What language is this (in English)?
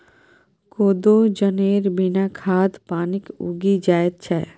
Maithili